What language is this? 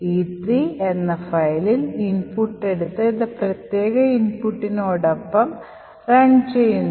Malayalam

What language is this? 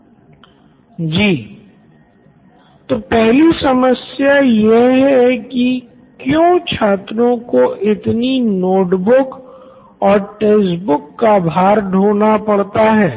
Hindi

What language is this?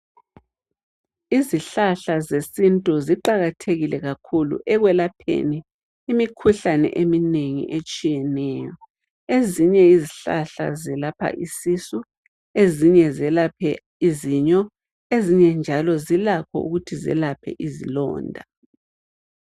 North Ndebele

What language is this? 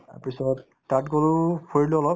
Assamese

